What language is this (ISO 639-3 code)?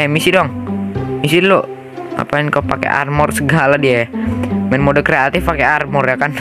ind